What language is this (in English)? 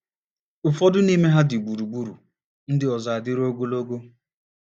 Igbo